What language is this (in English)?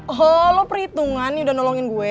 Indonesian